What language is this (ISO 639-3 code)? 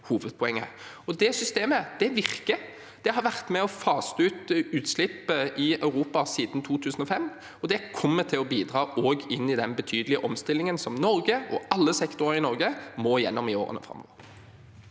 nor